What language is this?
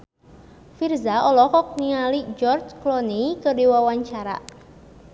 Sundanese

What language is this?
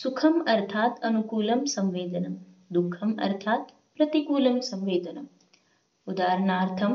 Marathi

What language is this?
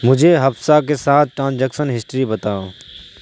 Urdu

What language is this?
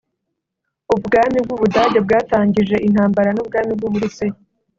Kinyarwanda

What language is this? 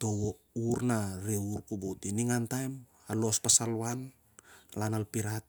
Siar-Lak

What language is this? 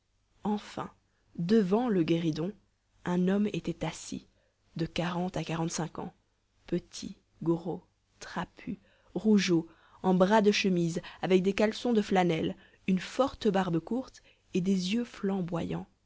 French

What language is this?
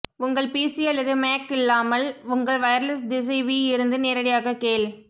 Tamil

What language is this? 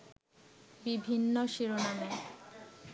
Bangla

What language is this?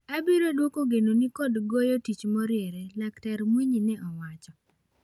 Luo (Kenya and Tanzania)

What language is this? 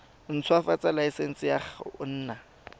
Tswana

